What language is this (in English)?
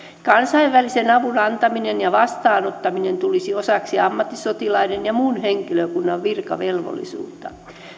Finnish